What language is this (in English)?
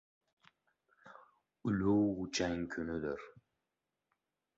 Uzbek